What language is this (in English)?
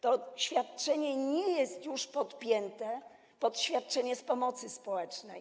Polish